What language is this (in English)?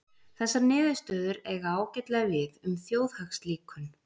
Icelandic